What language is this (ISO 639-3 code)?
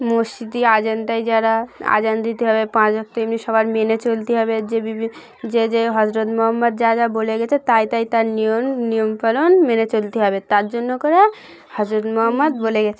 ben